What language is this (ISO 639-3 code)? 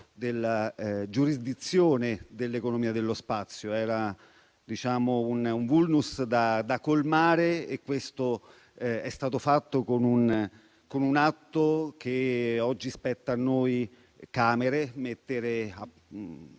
ita